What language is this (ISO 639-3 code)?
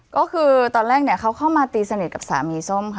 tha